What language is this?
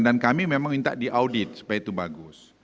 Indonesian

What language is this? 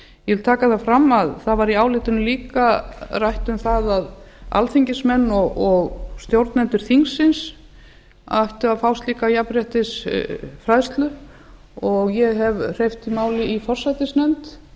Icelandic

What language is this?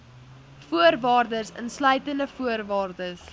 Afrikaans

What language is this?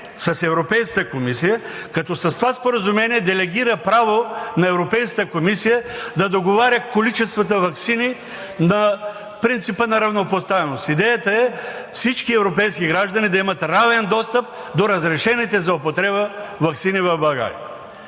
Bulgarian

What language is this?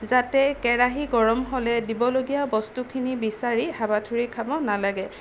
Assamese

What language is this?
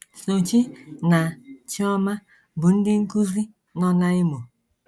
Igbo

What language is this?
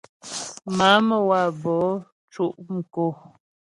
Ghomala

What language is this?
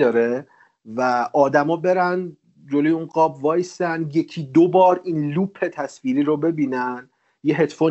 Persian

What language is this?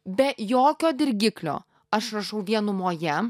Lithuanian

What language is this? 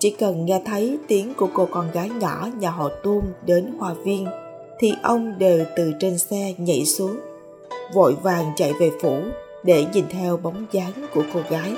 Vietnamese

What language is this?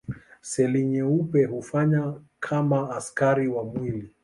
Swahili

